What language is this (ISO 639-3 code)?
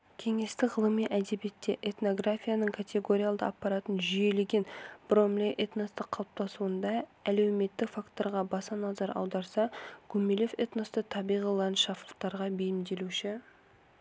kaz